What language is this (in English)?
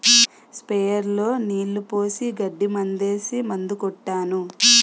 Telugu